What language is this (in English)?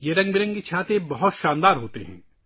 Urdu